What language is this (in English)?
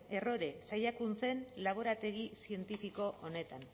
Basque